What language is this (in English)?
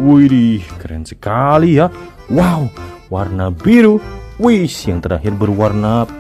Indonesian